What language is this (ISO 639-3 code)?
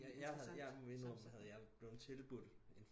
dan